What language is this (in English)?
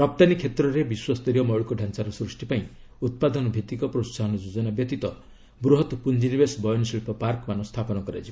Odia